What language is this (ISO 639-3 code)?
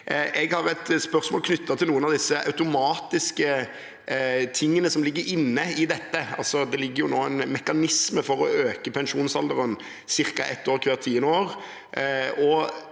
nor